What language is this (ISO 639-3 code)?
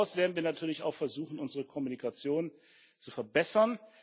deu